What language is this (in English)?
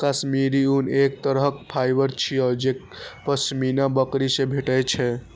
Maithili